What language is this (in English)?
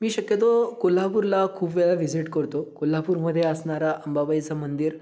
Marathi